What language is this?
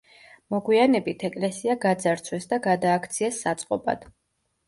Georgian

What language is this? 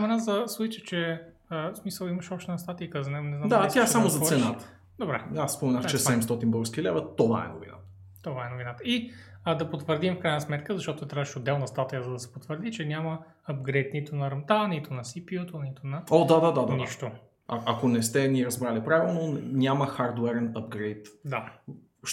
Bulgarian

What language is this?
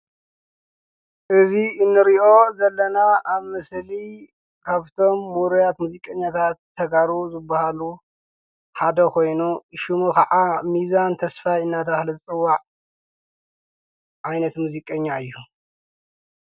Tigrinya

